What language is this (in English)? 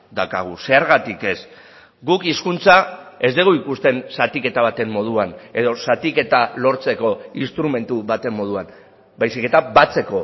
Basque